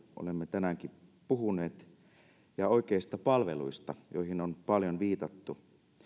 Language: Finnish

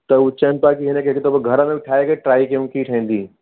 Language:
Sindhi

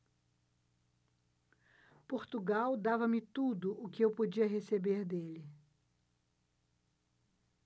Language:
Portuguese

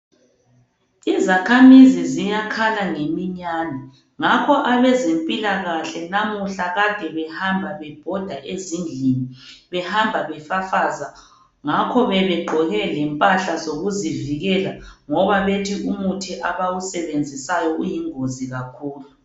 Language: North Ndebele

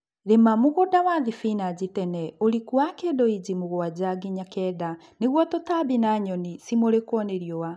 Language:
Kikuyu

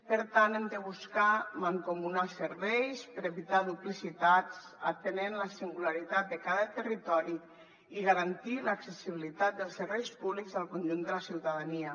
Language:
Catalan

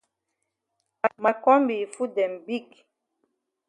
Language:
Cameroon Pidgin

